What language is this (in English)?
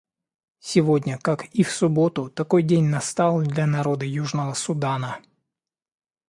Russian